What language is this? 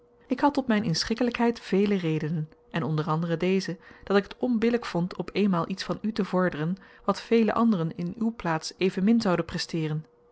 Dutch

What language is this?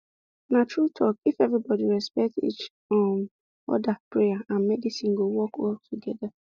Nigerian Pidgin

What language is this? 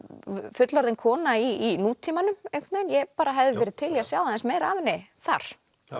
Icelandic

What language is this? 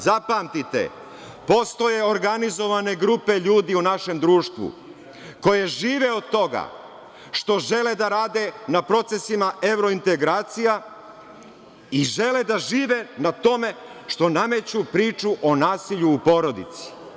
Serbian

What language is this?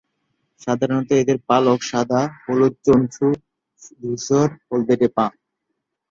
Bangla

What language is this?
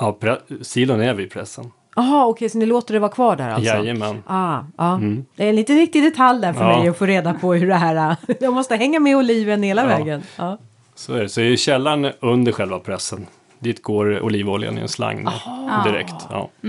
Swedish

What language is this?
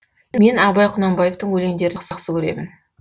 Kazakh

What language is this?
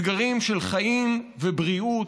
Hebrew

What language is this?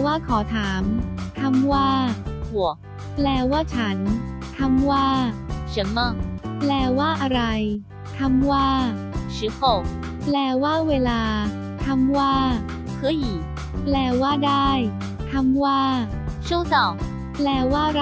Thai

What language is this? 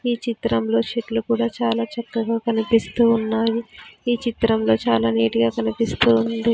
Telugu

